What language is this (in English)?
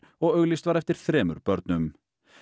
Icelandic